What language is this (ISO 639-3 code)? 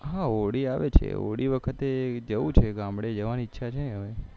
guj